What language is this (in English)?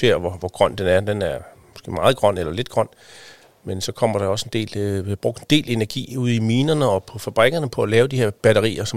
Danish